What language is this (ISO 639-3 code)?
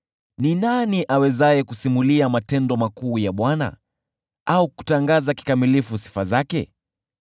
swa